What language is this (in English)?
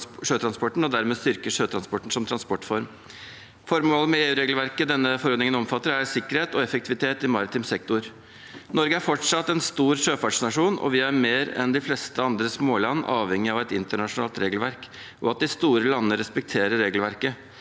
Norwegian